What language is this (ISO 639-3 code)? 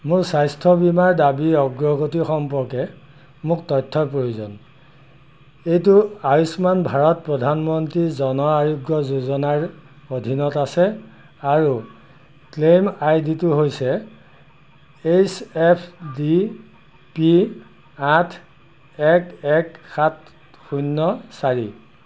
asm